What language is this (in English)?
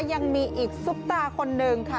Thai